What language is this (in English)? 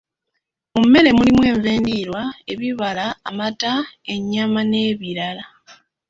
Ganda